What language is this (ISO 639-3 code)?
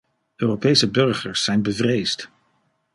nld